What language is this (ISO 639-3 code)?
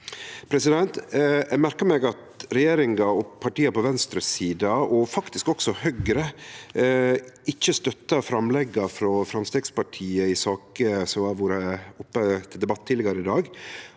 nor